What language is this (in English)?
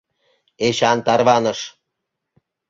Mari